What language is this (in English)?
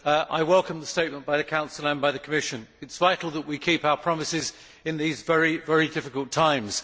English